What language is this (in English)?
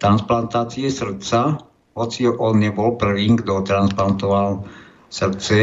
Slovak